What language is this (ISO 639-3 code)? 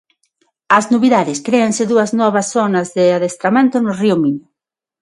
glg